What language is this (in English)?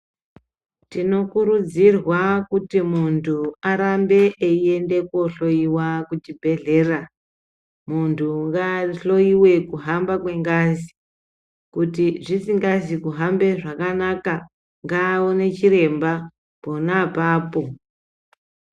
Ndau